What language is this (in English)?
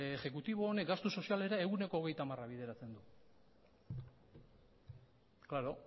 Basque